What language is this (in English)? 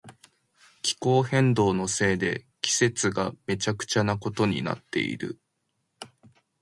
Japanese